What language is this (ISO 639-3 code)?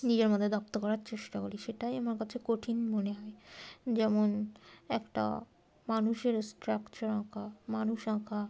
ben